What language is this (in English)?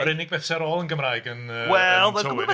Welsh